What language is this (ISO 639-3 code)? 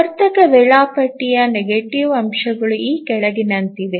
kan